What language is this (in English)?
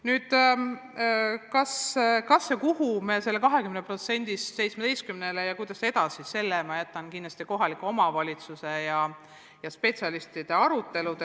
Estonian